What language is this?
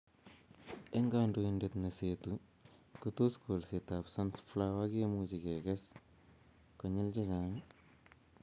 Kalenjin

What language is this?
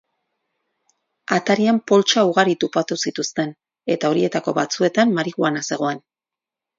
Basque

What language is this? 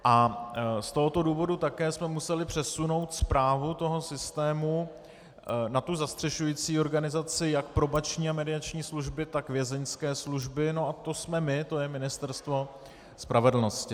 Czech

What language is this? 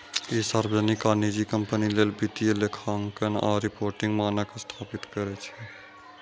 Maithili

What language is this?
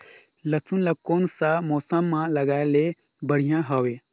Chhattisgarhi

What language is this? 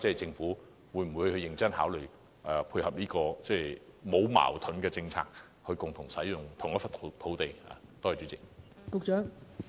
Cantonese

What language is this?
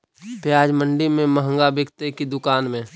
Magahi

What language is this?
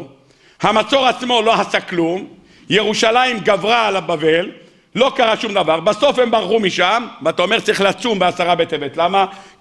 Hebrew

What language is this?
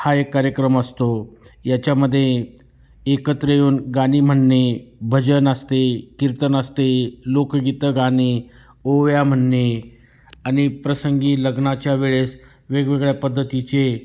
Marathi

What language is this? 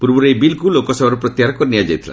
Odia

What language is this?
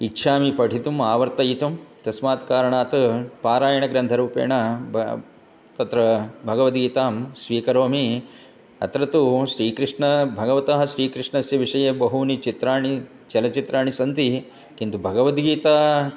Sanskrit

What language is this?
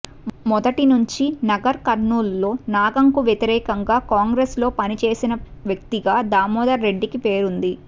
Telugu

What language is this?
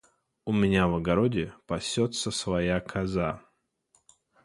Russian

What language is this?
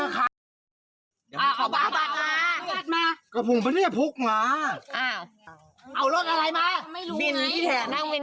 Thai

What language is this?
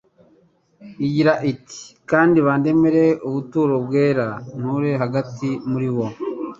Kinyarwanda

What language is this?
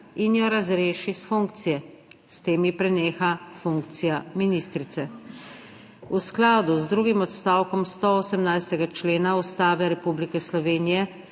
Slovenian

